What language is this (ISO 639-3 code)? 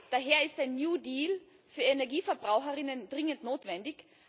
deu